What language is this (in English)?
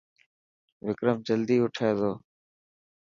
Dhatki